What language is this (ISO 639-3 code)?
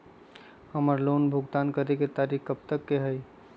mag